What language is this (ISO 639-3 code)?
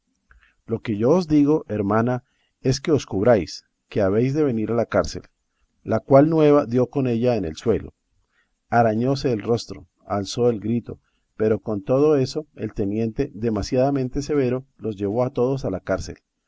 spa